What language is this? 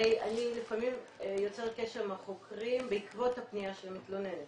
Hebrew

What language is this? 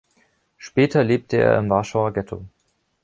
German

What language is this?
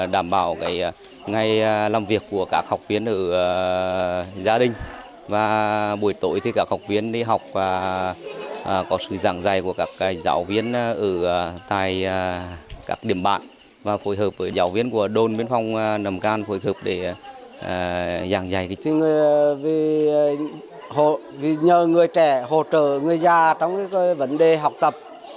Vietnamese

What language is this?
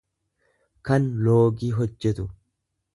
Oromo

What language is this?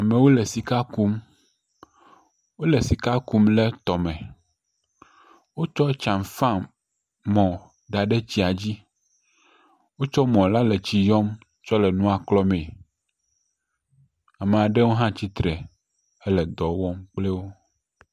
Ewe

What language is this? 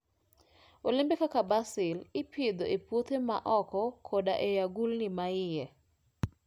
Luo (Kenya and Tanzania)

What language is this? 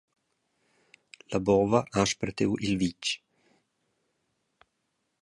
Romansh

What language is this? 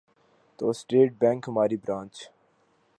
Urdu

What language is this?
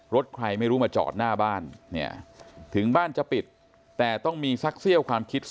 Thai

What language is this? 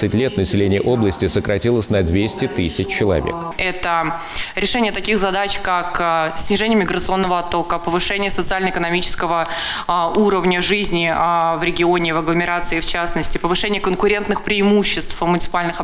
Russian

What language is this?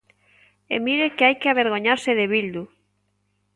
Galician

